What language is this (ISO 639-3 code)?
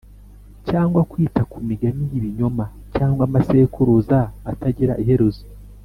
kin